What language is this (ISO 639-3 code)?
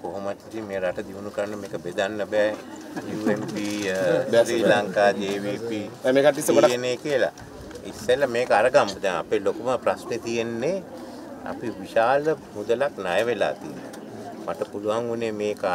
ind